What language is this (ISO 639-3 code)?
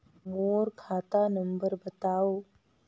hne